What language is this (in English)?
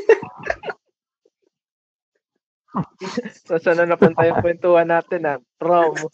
Filipino